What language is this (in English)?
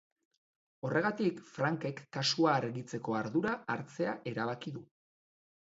Basque